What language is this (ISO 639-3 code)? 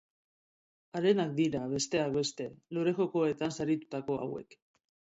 eus